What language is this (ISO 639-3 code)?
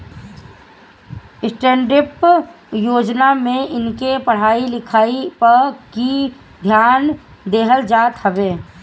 bho